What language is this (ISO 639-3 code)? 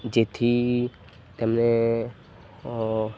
guj